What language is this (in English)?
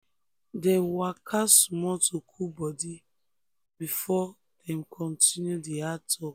Nigerian Pidgin